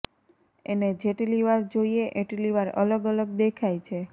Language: Gujarati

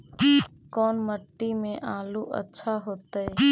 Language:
Magahi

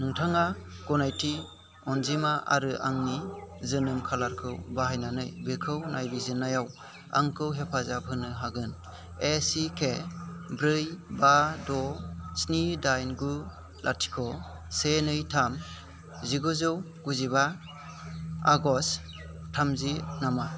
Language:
Bodo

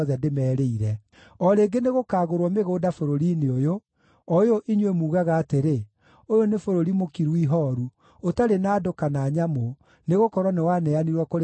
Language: Kikuyu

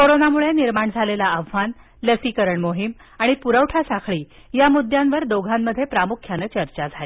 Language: Marathi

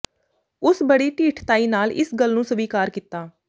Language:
Punjabi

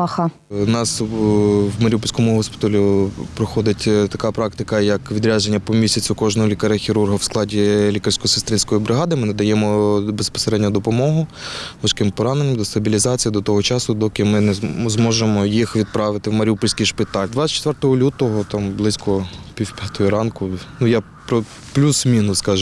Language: Ukrainian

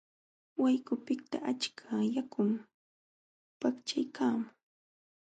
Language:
Jauja Wanca Quechua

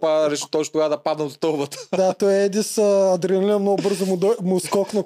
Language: Bulgarian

